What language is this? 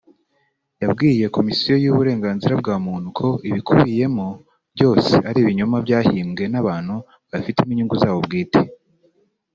Kinyarwanda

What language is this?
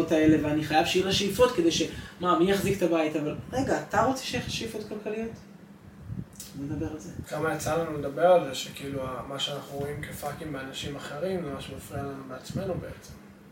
Hebrew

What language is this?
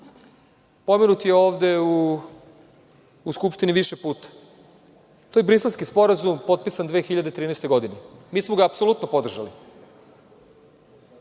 Serbian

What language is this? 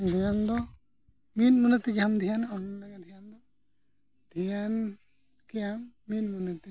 Santali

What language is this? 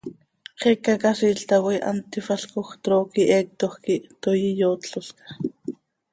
Seri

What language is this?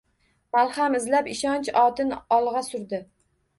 Uzbek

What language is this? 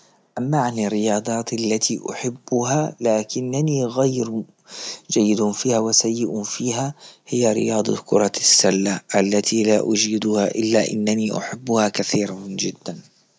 Libyan Arabic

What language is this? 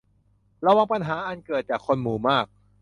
Thai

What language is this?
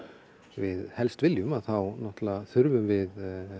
Icelandic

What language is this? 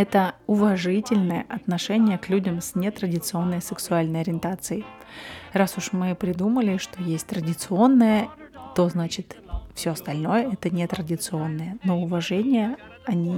Russian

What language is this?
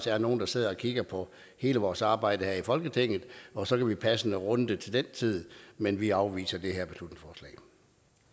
Danish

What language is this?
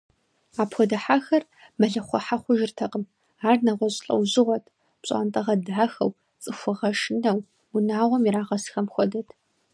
Kabardian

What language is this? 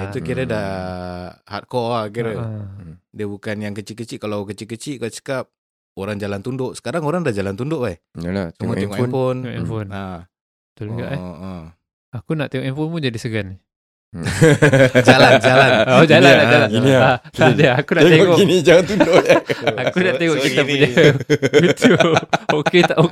Malay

